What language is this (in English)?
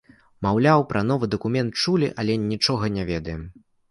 Belarusian